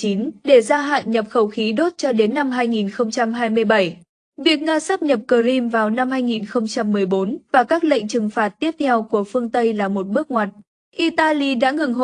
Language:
Vietnamese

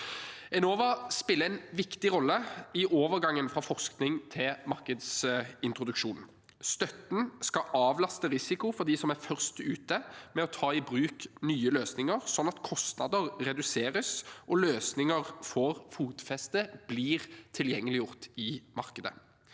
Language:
Norwegian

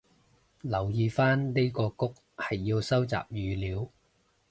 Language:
Cantonese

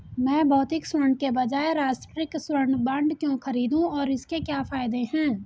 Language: Hindi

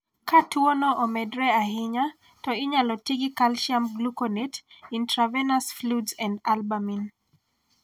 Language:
Luo (Kenya and Tanzania)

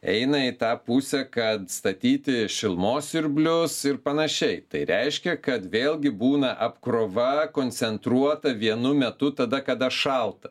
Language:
Lithuanian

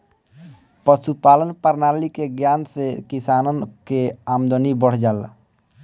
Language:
Bhojpuri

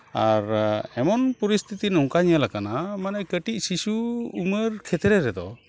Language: Santali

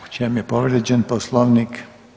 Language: Croatian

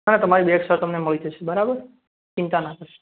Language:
Gujarati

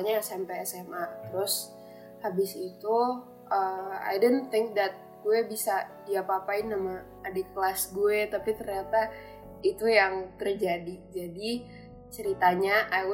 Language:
Indonesian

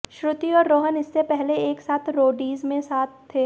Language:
Hindi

